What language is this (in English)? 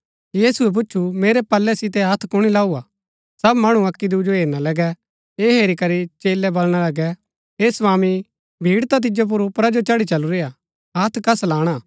Gaddi